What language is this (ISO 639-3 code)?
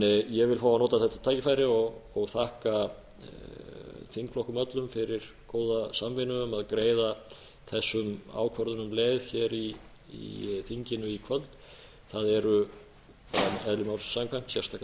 isl